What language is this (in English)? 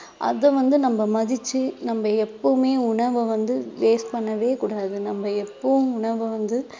Tamil